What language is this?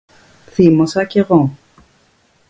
Greek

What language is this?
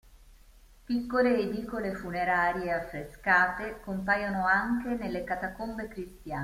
Italian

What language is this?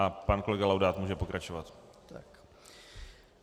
Czech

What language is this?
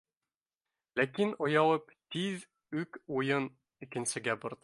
Bashkir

